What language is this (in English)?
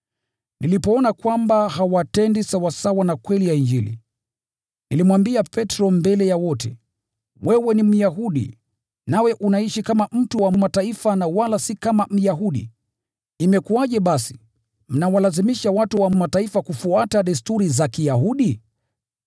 Swahili